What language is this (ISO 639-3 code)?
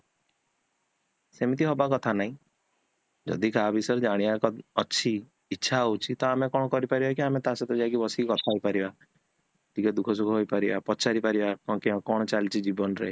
ori